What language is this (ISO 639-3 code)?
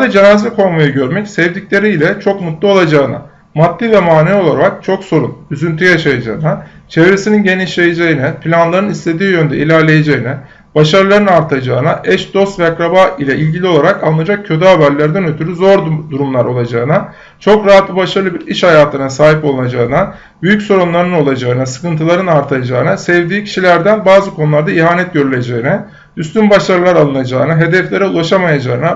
tur